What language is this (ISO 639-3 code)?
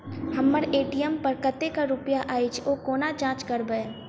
mai